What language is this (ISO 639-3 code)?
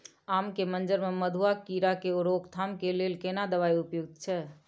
mai